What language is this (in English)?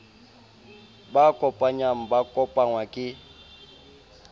Southern Sotho